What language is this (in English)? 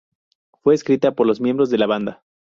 Spanish